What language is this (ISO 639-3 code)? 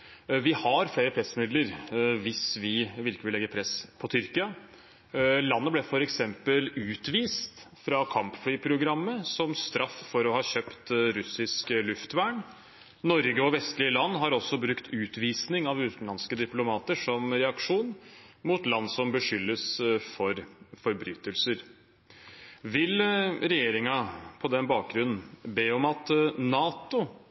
nob